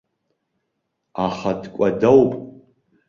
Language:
Abkhazian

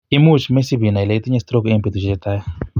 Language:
Kalenjin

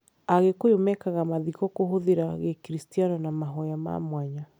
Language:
Kikuyu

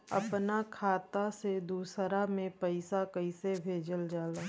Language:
Bhojpuri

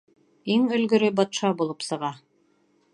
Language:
Bashkir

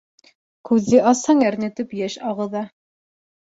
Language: Bashkir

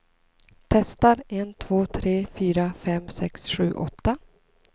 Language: Swedish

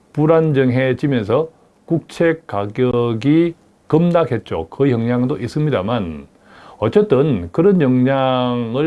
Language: Korean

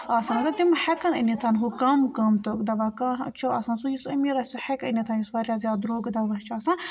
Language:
Kashmiri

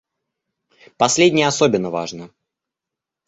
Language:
Russian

